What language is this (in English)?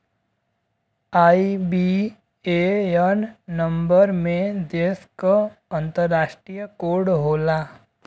Bhojpuri